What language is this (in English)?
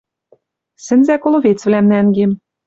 Western Mari